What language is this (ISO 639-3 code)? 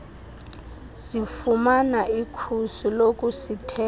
xho